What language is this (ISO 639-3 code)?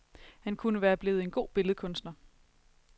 dan